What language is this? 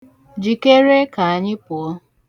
Igbo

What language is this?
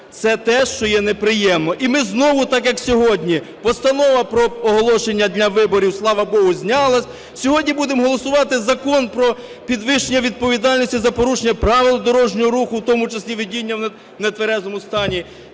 Ukrainian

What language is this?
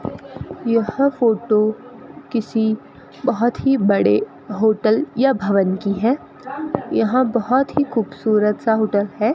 Hindi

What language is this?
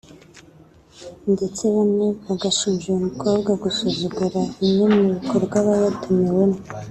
Kinyarwanda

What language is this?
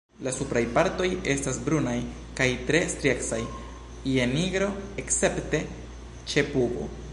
Esperanto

